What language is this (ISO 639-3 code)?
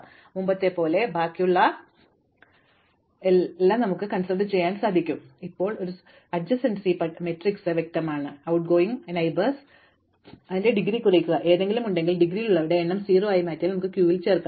mal